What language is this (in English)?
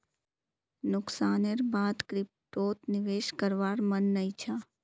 Magahi